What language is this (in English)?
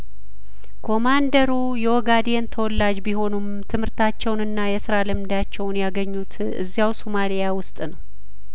Amharic